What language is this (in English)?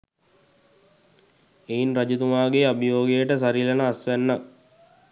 Sinhala